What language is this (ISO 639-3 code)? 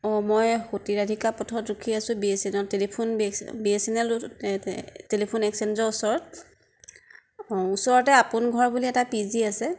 asm